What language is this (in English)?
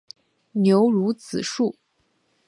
Chinese